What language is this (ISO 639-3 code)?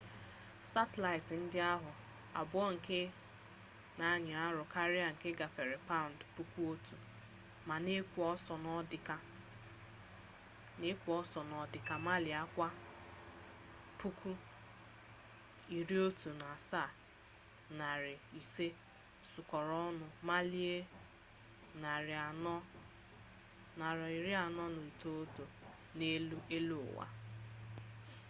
ibo